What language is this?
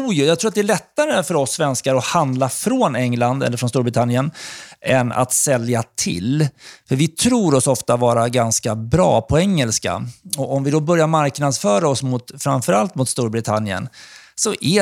Swedish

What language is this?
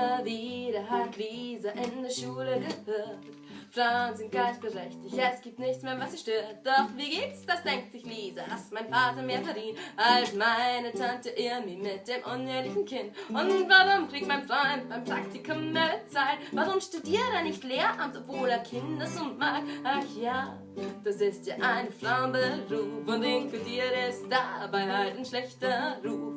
German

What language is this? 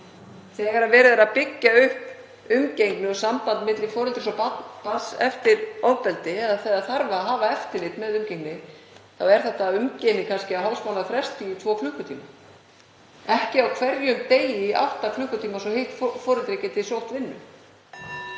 Icelandic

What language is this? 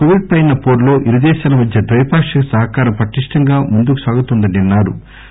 Telugu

